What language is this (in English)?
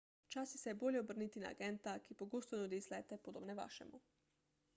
Slovenian